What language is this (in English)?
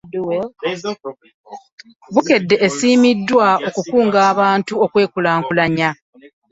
Ganda